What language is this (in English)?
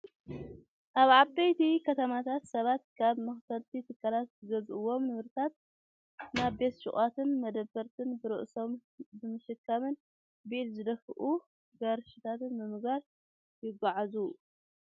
Tigrinya